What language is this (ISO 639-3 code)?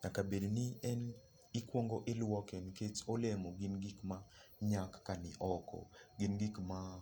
luo